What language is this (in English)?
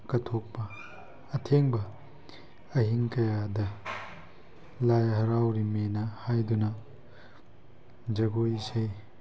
Manipuri